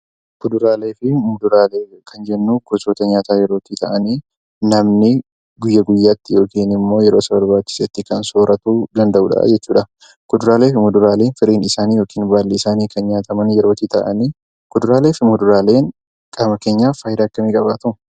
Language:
Oromo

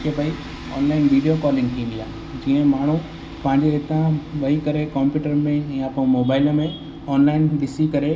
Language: Sindhi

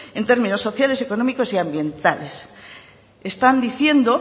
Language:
Spanish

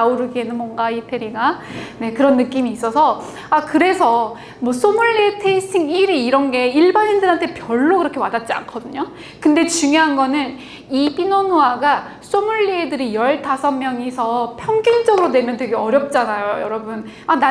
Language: Korean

